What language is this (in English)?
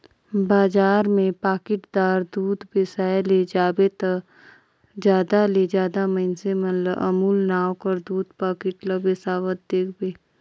Chhattisgarhi